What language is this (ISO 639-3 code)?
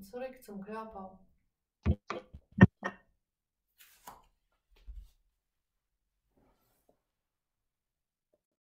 deu